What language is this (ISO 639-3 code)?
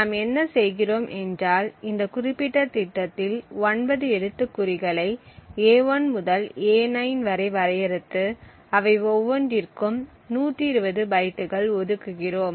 tam